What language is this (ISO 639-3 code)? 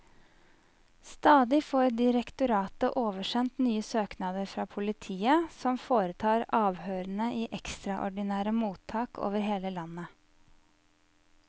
nor